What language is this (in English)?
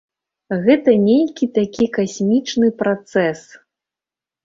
Belarusian